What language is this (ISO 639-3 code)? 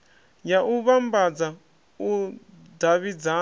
ven